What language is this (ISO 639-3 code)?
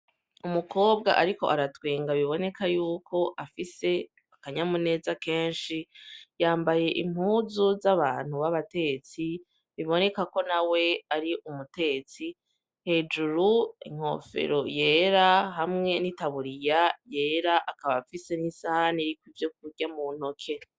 run